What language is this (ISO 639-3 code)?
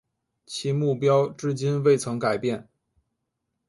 zho